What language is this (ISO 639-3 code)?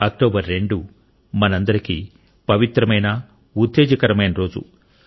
tel